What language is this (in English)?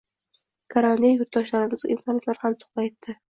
Uzbek